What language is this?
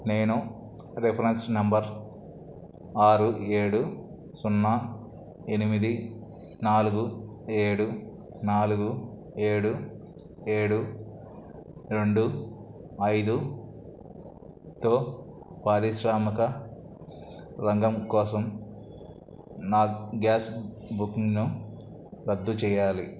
Telugu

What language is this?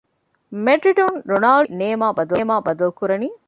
Divehi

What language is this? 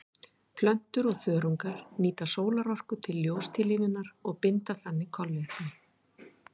Icelandic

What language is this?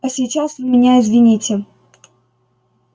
Russian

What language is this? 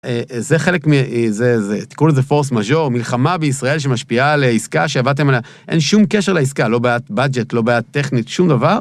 Hebrew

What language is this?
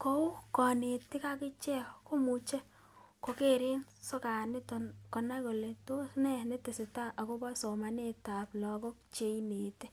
Kalenjin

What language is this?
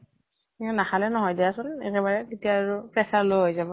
Assamese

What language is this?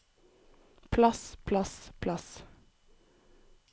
Norwegian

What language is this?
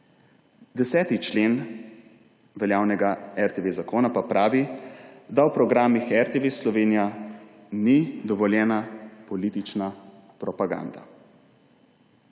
Slovenian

